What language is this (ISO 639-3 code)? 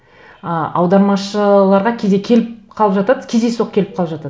kaz